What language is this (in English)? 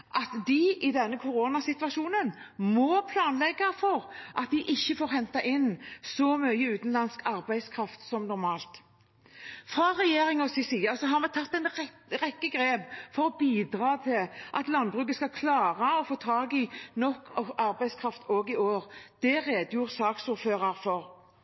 Norwegian Bokmål